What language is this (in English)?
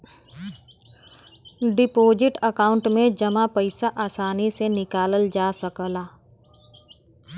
Bhojpuri